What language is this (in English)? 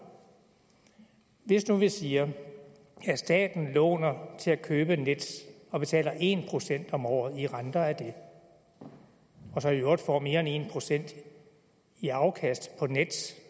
Danish